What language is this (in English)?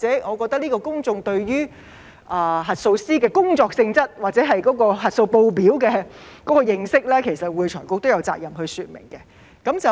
Cantonese